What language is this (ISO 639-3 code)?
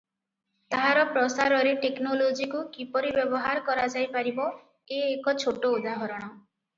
ori